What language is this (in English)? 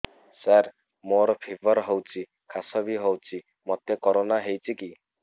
Odia